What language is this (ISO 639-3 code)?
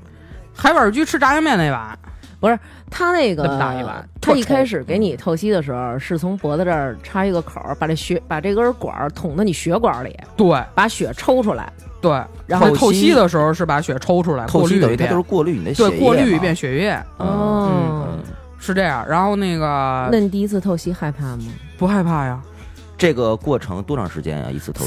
zho